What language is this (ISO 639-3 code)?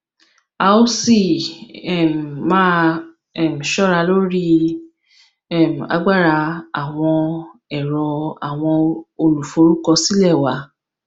yor